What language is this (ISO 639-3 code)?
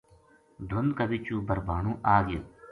gju